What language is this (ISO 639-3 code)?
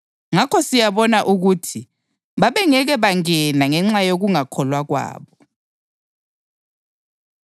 nde